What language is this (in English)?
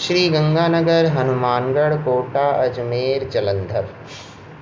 Sindhi